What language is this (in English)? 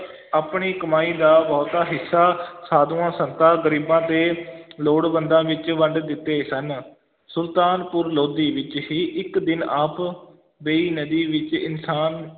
Punjabi